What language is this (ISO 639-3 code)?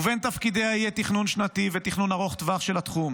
heb